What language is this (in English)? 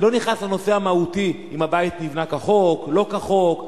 Hebrew